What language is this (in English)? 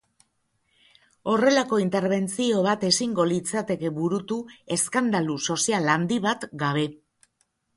Basque